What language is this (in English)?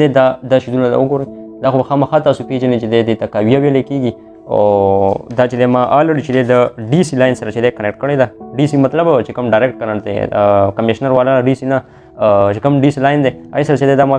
Romanian